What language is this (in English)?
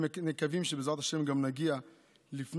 Hebrew